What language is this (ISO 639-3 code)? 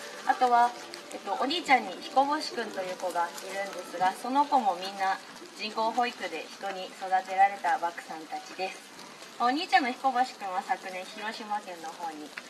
jpn